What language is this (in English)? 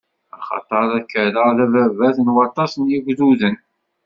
Kabyle